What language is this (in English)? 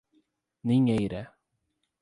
Portuguese